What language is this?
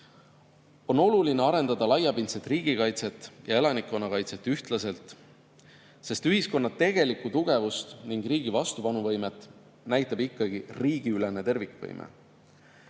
Estonian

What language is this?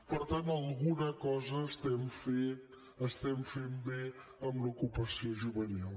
Catalan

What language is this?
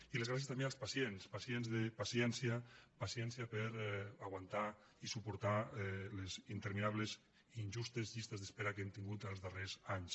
Catalan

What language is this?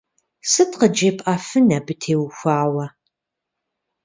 Kabardian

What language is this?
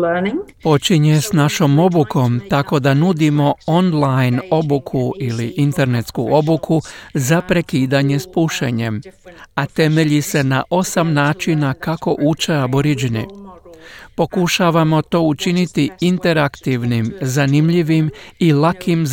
Croatian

